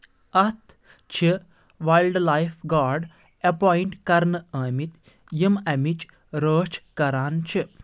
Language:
Kashmiri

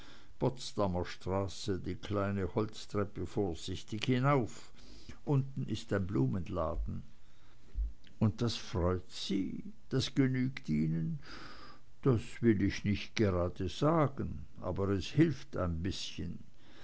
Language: German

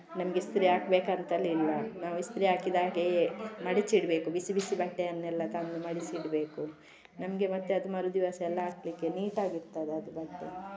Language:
Kannada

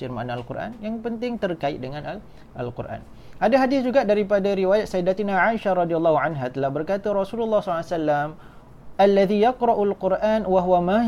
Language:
Malay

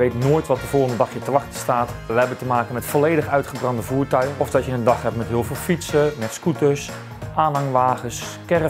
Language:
Dutch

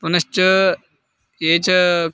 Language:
Sanskrit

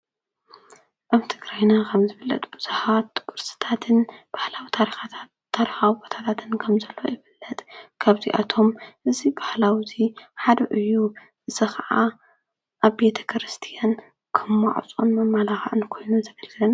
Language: Tigrinya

